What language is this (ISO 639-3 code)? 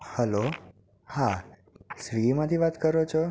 guj